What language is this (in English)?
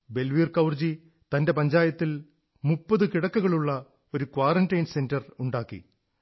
Malayalam